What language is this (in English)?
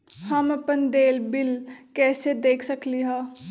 Magahi